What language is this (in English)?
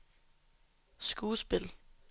Danish